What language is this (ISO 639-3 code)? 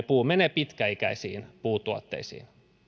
fin